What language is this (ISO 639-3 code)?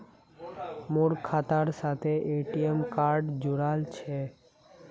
mag